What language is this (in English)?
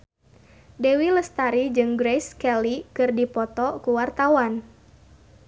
Sundanese